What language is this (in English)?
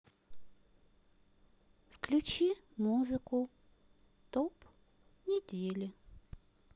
Russian